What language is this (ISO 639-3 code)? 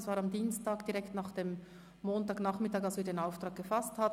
gsw